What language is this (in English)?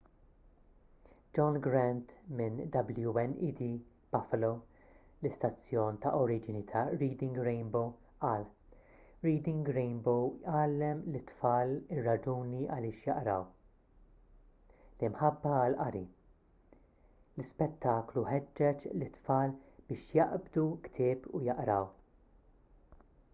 Maltese